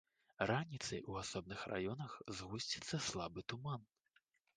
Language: Belarusian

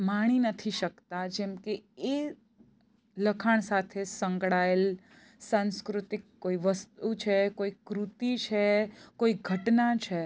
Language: Gujarati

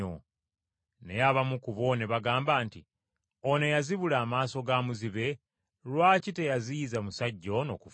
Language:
Ganda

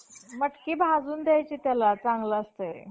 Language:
Marathi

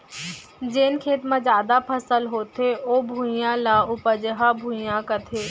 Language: Chhattisgarhi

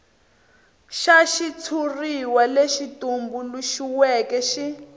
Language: Tsonga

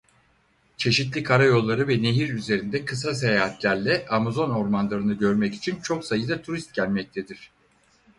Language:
Turkish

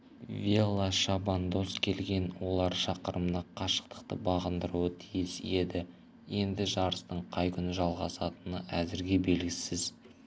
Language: Kazakh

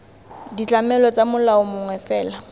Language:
Tswana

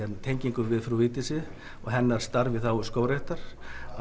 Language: Icelandic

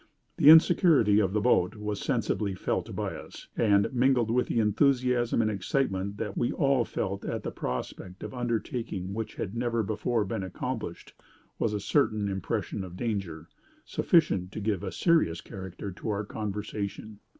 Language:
English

